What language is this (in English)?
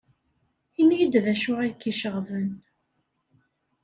Kabyle